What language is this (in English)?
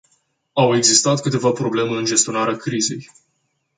Romanian